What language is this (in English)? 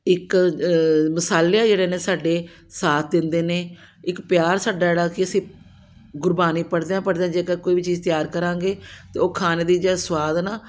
Punjabi